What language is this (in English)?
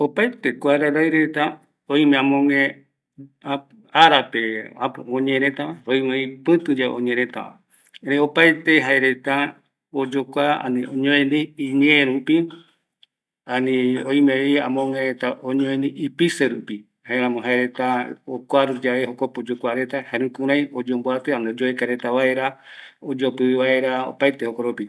Eastern Bolivian Guaraní